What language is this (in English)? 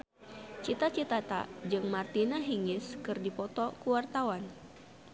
Sundanese